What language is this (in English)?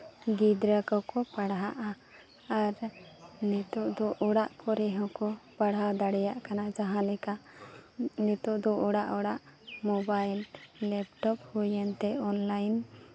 Santali